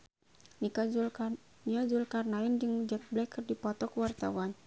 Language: Sundanese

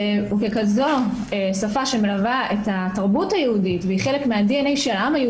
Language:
Hebrew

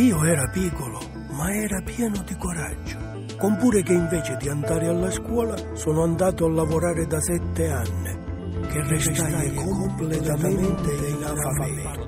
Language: Italian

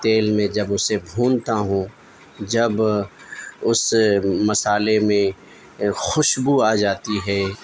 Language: Urdu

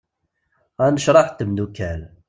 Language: Kabyle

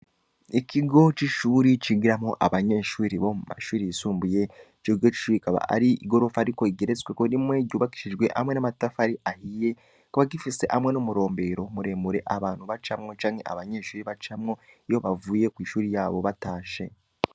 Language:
Rundi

